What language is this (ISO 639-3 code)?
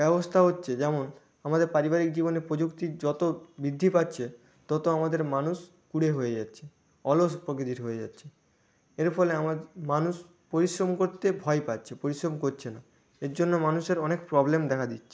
ben